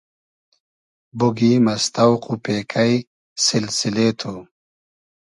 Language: Hazaragi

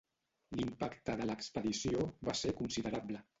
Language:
Catalan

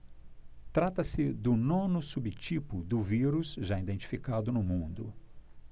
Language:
Portuguese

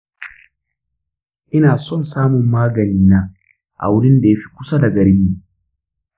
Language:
Hausa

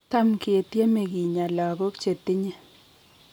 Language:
Kalenjin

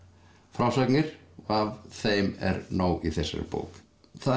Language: Icelandic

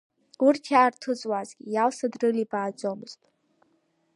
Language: Abkhazian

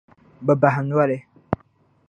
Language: Dagbani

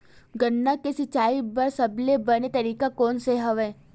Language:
Chhattisgarhi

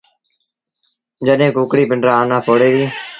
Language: Sindhi Bhil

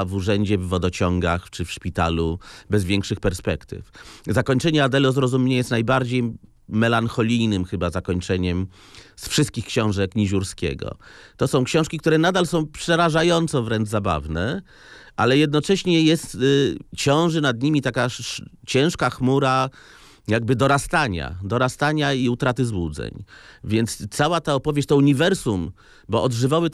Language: Polish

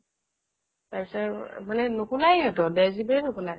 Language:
Assamese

